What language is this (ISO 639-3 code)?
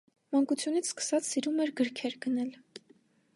hye